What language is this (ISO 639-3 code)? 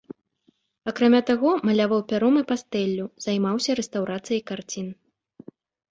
bel